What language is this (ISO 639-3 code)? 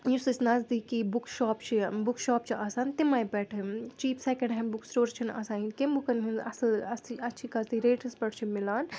kas